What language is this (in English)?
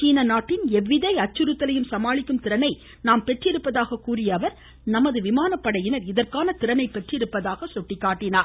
Tamil